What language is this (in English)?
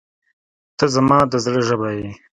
Pashto